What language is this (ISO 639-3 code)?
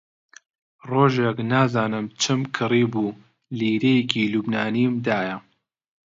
ckb